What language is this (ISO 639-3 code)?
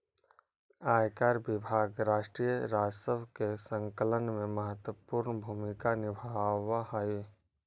mag